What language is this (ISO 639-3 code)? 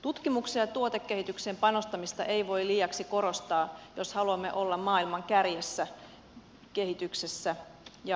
fin